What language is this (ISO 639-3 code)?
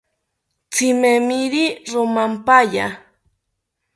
cpy